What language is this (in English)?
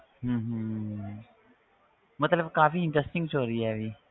Punjabi